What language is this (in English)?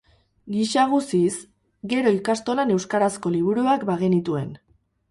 Basque